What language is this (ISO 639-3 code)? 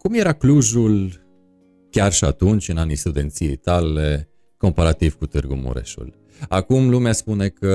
ron